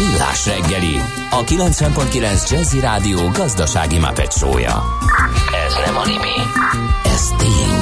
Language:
Hungarian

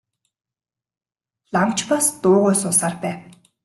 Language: Mongolian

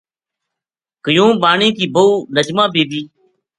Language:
Gujari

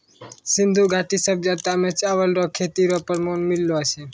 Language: Maithili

